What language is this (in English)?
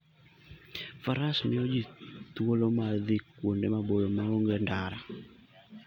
Luo (Kenya and Tanzania)